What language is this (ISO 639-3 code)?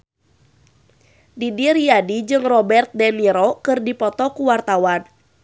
sun